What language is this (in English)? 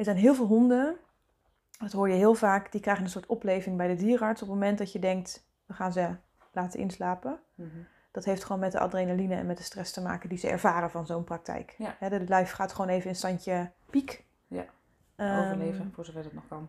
Dutch